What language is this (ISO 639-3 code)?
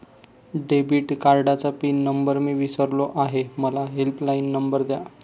mar